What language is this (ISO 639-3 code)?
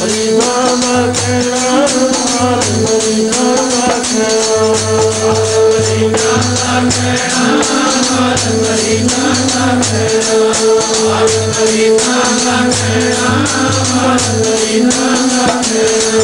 pan